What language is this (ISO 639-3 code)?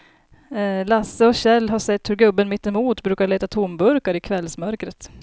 swe